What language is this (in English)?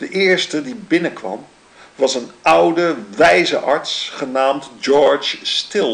Dutch